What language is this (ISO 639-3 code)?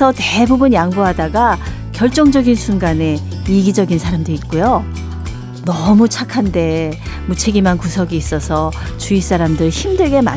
kor